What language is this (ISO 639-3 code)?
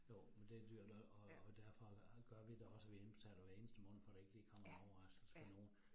dan